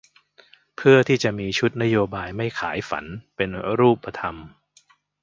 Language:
Thai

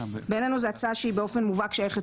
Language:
Hebrew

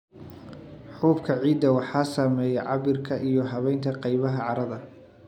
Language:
Somali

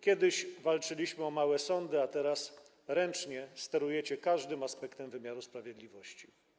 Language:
Polish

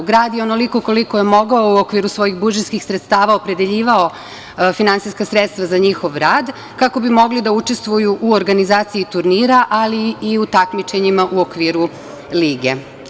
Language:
Serbian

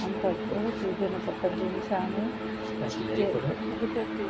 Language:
Odia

